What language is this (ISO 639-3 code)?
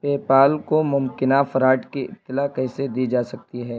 urd